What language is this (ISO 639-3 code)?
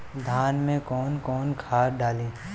bho